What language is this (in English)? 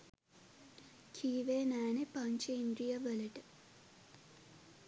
Sinhala